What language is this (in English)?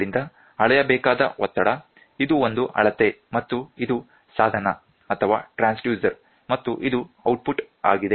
Kannada